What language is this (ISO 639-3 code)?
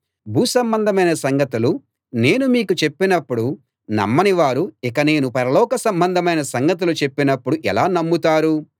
tel